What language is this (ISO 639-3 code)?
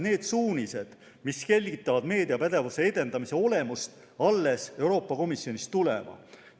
est